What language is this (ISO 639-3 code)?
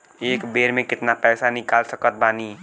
bho